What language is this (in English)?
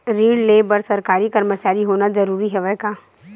Chhattisgarhi